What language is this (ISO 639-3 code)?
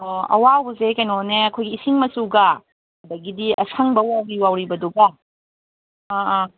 mni